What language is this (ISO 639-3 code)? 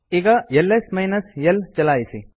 kan